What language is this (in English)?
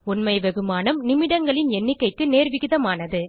Tamil